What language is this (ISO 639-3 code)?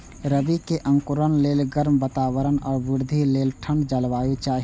mai